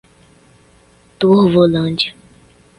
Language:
Portuguese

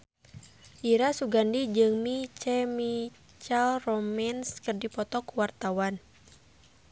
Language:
Sundanese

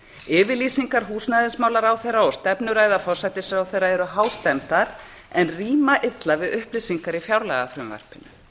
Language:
Icelandic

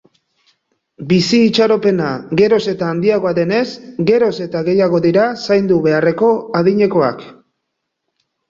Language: Basque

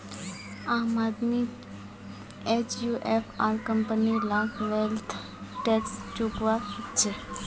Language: Magahi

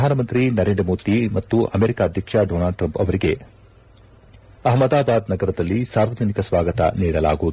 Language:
Kannada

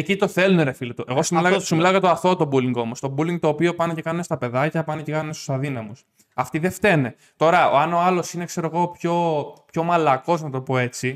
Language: Greek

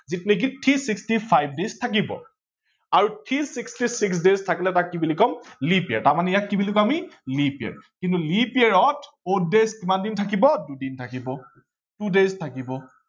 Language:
Assamese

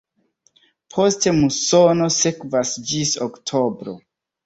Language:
Esperanto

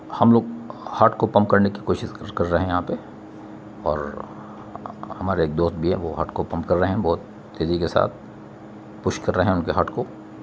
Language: Urdu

